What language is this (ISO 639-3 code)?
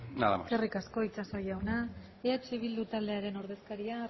eus